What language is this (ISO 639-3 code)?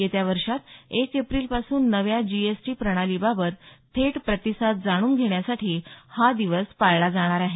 mar